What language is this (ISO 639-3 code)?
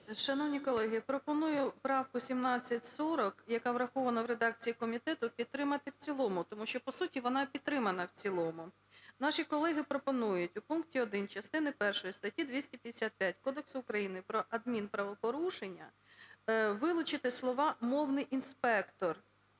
ukr